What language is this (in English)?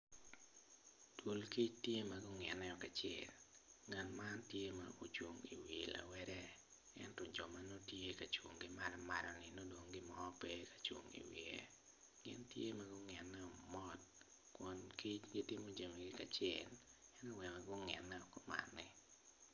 Acoli